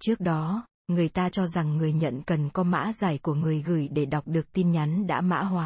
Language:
Vietnamese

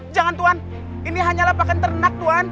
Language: Indonesian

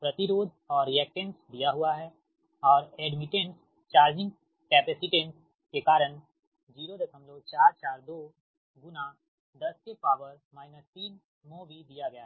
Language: Hindi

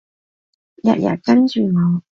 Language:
Cantonese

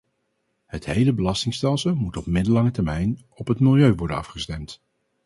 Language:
Dutch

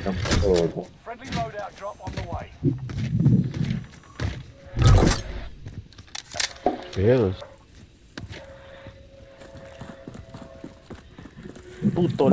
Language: Spanish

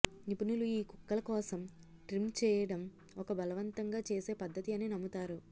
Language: Telugu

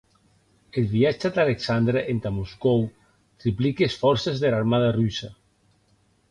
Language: Occitan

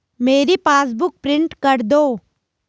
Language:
Hindi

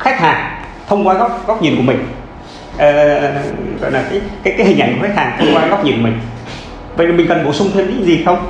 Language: Vietnamese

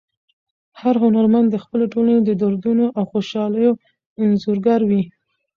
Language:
Pashto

